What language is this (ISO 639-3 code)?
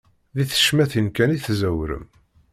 kab